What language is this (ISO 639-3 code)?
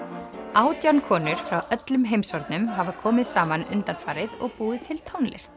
isl